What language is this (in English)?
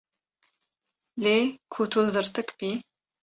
Kurdish